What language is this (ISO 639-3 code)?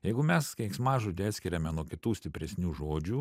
lit